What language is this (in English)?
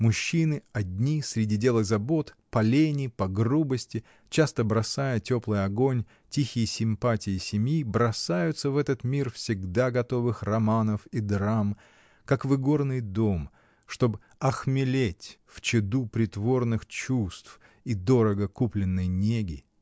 Russian